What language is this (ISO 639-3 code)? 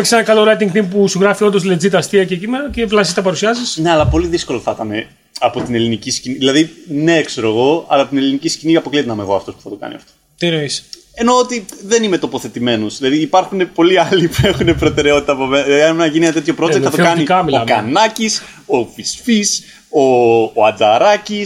ell